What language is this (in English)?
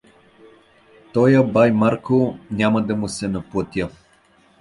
Bulgarian